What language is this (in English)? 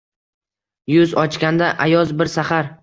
Uzbek